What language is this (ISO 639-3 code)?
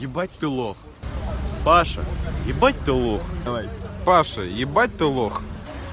rus